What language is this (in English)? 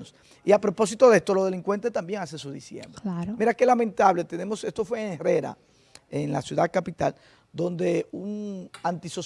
Spanish